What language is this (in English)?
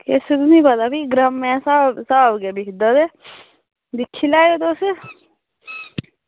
Dogri